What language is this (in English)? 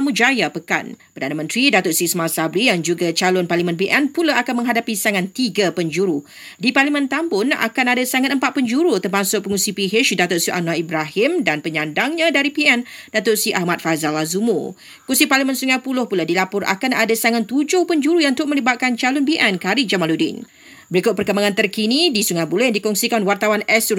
Malay